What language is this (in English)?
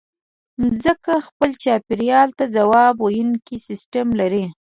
Pashto